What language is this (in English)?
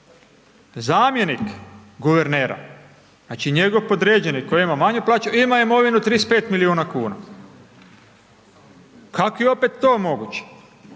Croatian